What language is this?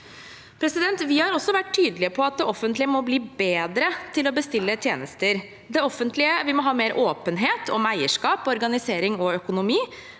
Norwegian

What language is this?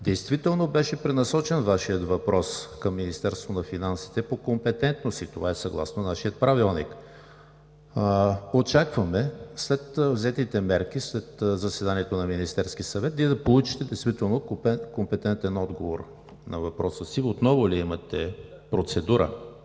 Bulgarian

